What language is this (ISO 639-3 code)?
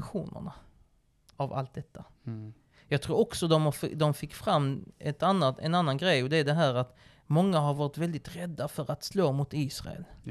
swe